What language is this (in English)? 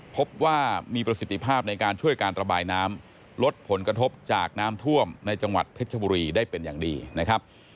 Thai